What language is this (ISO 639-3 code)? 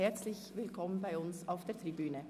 gsw